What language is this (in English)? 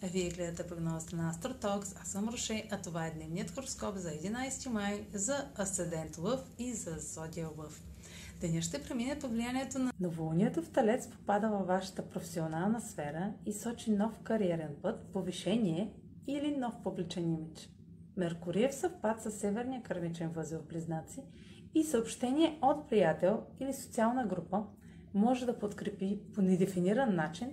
Bulgarian